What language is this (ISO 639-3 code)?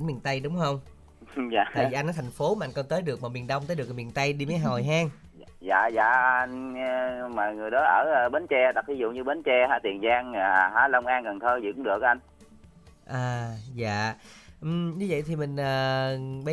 vie